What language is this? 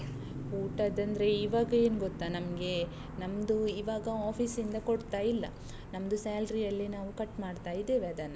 Kannada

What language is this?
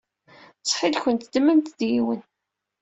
Kabyle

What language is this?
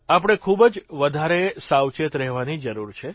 Gujarati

